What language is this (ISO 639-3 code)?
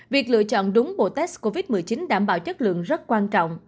vie